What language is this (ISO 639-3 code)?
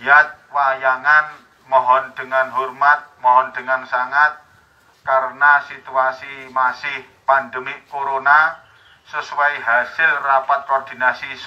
ind